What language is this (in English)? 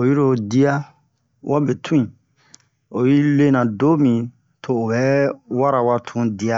Bomu